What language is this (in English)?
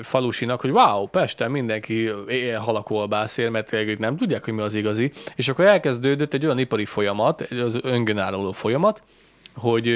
Hungarian